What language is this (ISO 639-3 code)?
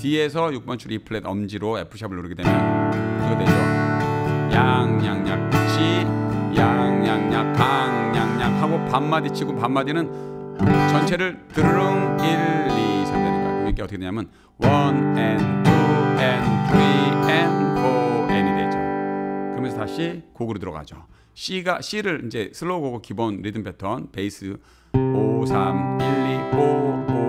kor